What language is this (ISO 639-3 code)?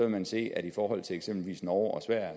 dan